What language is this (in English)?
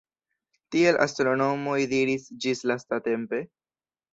Esperanto